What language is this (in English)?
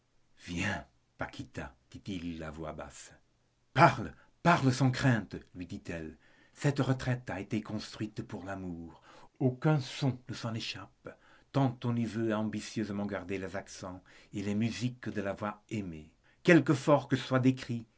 French